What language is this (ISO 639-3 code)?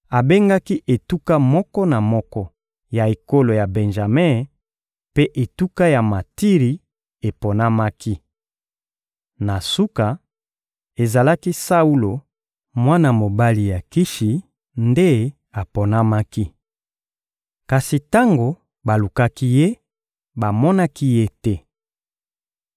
lin